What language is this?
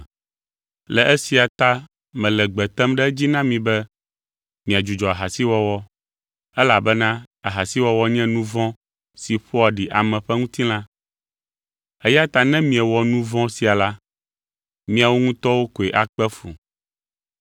Ewe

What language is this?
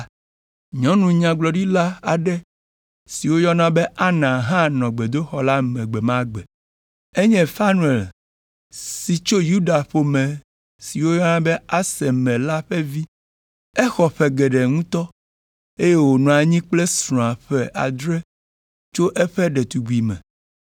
Ewe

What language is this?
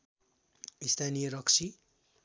Nepali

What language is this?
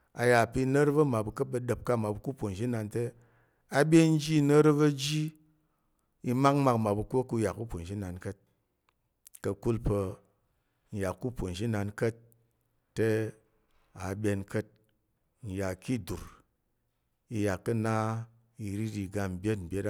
Tarok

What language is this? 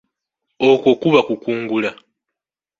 Ganda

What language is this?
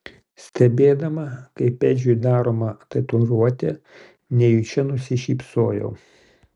Lithuanian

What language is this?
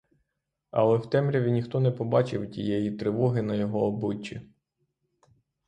Ukrainian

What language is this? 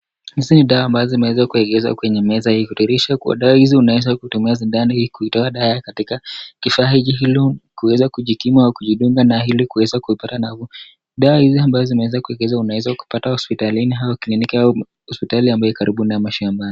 Swahili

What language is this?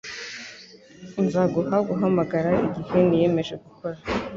Kinyarwanda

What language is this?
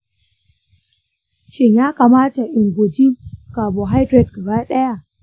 Hausa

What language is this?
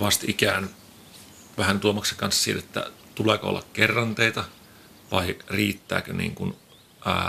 Finnish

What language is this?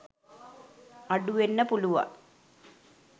Sinhala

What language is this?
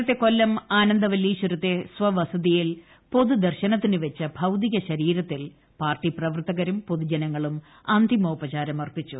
Malayalam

